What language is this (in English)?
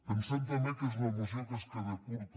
Catalan